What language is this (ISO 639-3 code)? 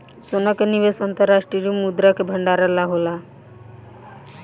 bho